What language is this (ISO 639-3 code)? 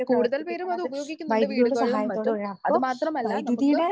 mal